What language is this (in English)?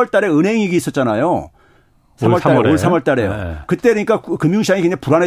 Korean